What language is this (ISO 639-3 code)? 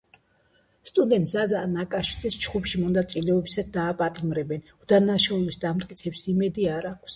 kat